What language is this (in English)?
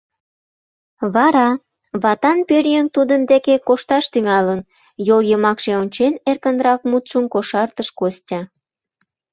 Mari